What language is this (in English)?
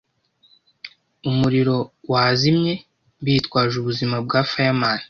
Kinyarwanda